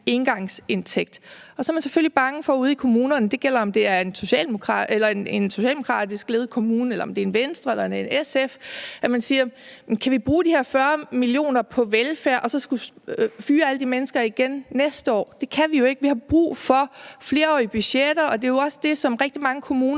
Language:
Danish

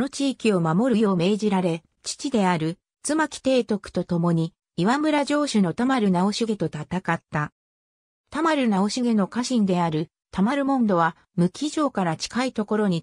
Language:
Japanese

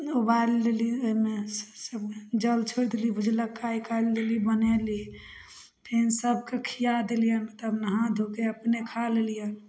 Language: Maithili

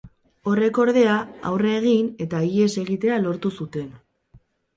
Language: Basque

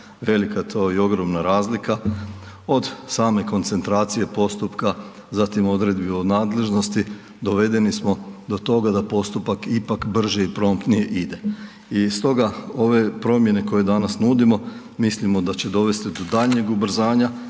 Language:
Croatian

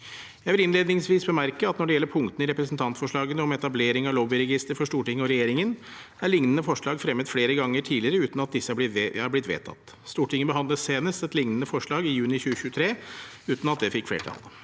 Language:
Norwegian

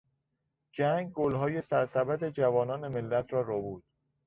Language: Persian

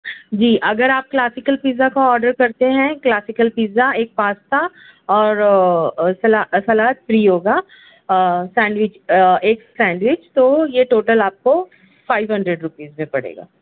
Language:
Urdu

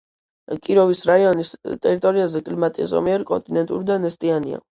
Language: Georgian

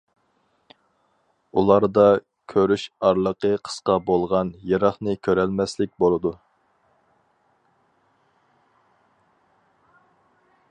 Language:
Uyghur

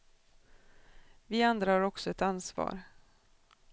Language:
Swedish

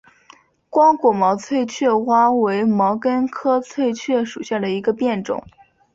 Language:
Chinese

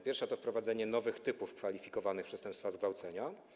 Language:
Polish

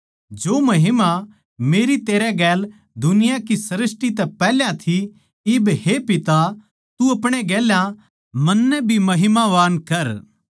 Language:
Haryanvi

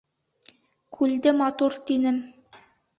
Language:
Bashkir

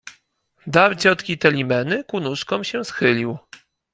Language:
Polish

